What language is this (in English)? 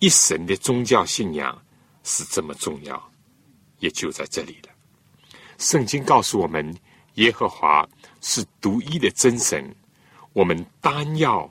Chinese